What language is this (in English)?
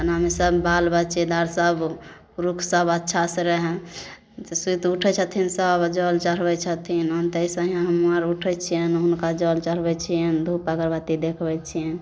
Maithili